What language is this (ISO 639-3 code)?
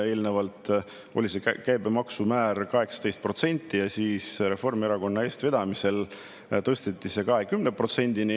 est